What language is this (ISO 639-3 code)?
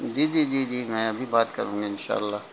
urd